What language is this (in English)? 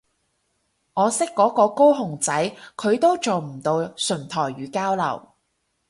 Cantonese